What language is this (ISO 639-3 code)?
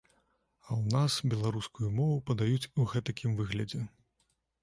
bel